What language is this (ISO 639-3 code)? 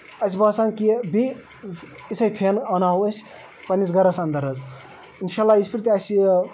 kas